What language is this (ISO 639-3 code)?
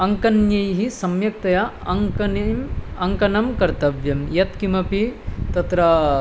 san